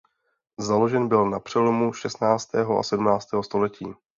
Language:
Czech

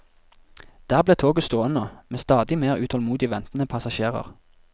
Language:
Norwegian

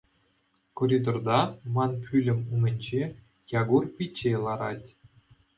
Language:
Chuvash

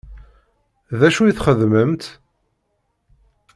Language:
Kabyle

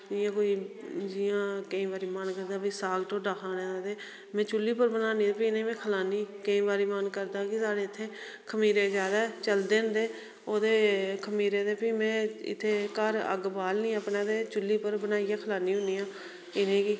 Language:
Dogri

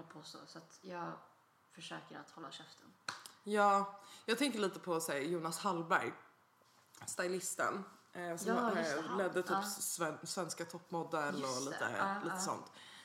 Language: Swedish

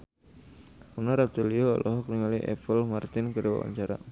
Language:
Sundanese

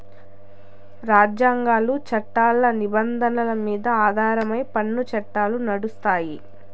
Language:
Telugu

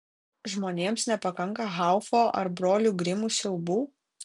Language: Lithuanian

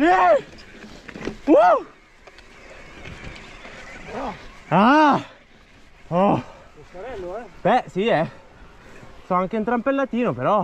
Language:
Italian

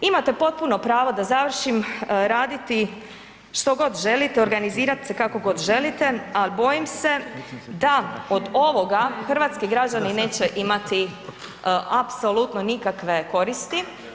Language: Croatian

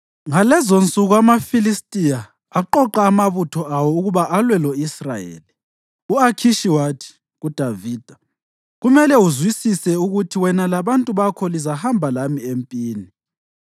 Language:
North Ndebele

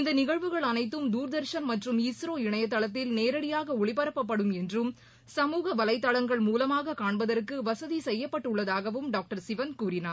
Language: Tamil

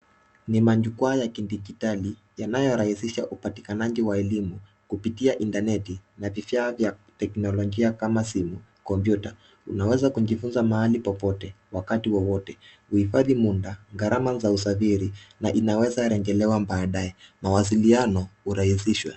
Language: Swahili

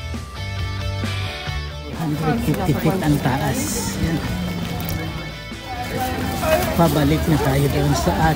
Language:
Indonesian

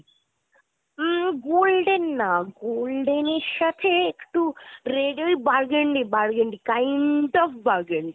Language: Bangla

